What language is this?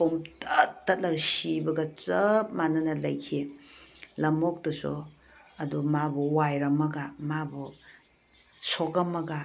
Manipuri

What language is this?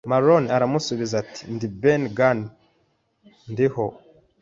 Kinyarwanda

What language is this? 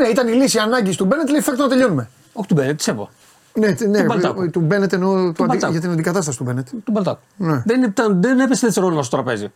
Greek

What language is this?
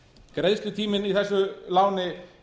Icelandic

